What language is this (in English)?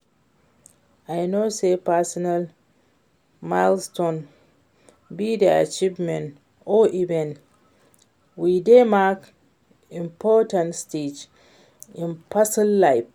Nigerian Pidgin